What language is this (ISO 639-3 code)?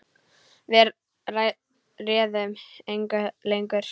isl